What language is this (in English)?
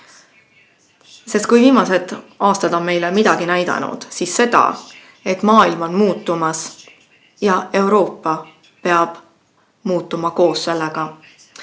Estonian